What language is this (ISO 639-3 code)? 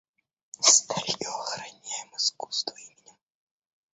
rus